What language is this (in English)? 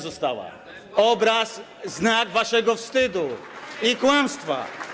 Polish